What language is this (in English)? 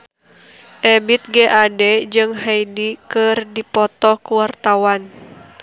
Sundanese